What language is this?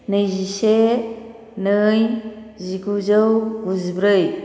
Bodo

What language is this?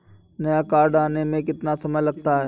Hindi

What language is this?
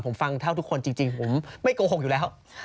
Thai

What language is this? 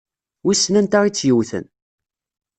Kabyle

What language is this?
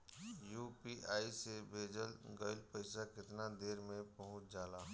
Bhojpuri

